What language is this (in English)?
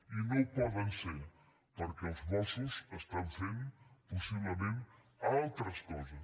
Catalan